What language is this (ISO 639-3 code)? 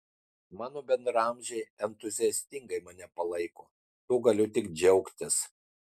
lit